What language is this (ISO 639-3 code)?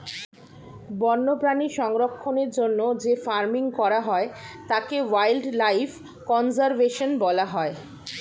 ben